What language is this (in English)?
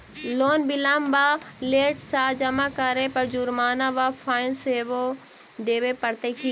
Maithili